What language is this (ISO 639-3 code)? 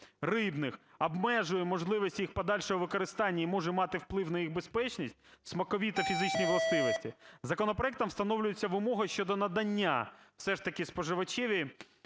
ukr